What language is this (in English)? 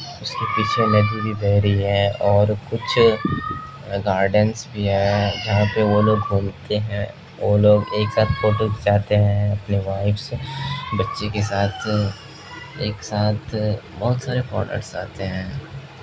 Urdu